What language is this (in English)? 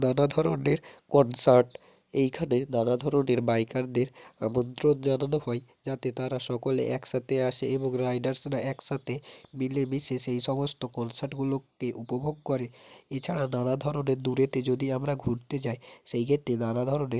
Bangla